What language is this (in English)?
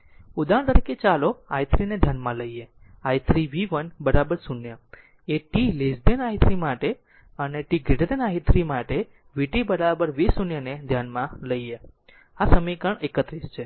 Gujarati